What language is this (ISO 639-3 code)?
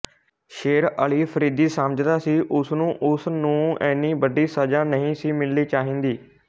pan